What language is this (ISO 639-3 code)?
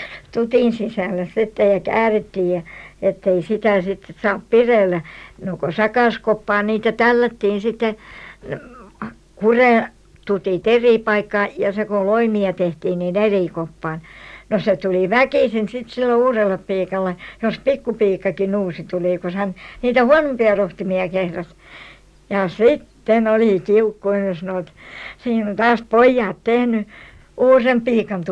fin